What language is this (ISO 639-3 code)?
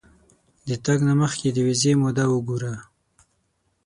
pus